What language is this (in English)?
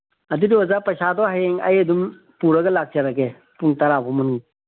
Manipuri